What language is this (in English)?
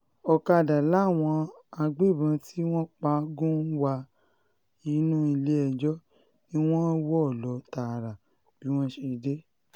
Yoruba